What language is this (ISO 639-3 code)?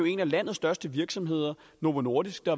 dan